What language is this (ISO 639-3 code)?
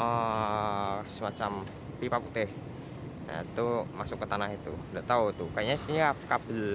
ind